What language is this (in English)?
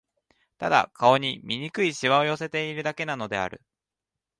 Japanese